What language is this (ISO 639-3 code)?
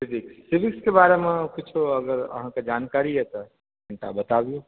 mai